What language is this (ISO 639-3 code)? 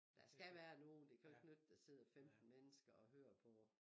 dan